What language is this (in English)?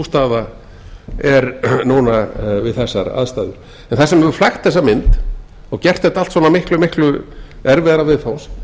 Icelandic